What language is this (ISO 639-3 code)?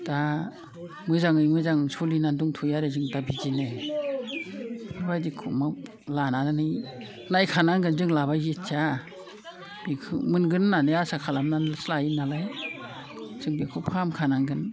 brx